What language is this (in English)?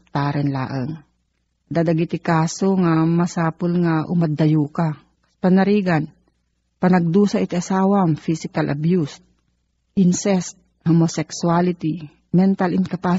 Filipino